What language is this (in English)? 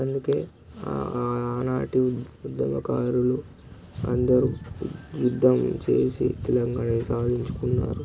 Telugu